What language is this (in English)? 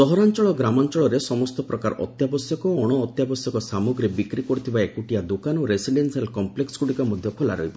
Odia